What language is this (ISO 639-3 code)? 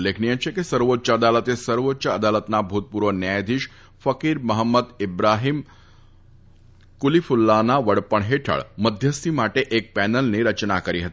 guj